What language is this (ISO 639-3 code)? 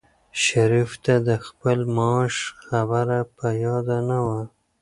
pus